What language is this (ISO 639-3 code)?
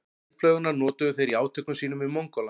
isl